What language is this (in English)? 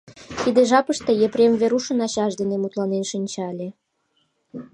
Mari